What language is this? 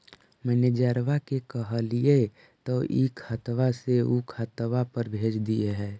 Magahi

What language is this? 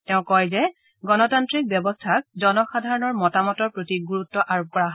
Assamese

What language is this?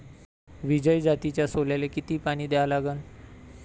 Marathi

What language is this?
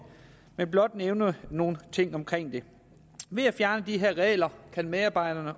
Danish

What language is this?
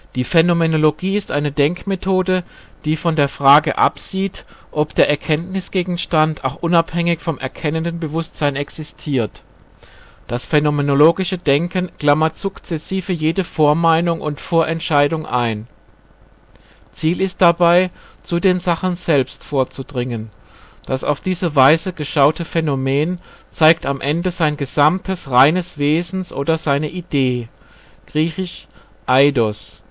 German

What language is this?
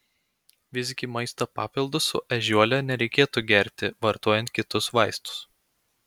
Lithuanian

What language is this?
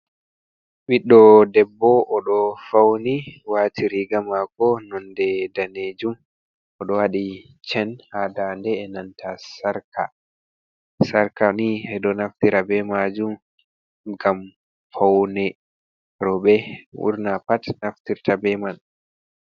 Fula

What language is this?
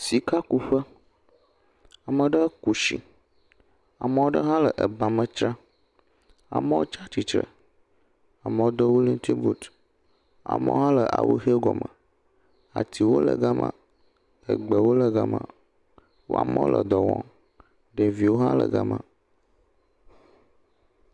Ewe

